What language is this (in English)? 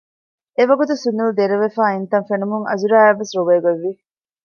Divehi